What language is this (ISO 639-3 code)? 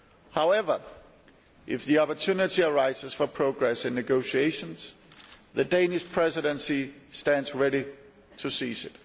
eng